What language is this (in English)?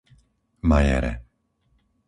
Slovak